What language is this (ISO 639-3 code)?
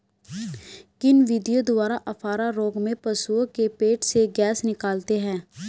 hin